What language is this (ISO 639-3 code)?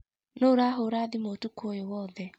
kik